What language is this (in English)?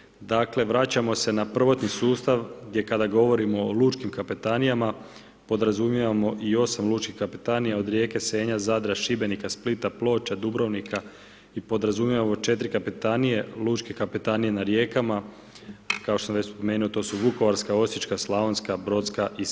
Croatian